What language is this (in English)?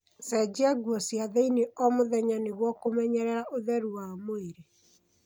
Kikuyu